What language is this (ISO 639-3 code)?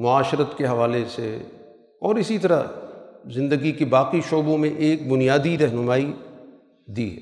urd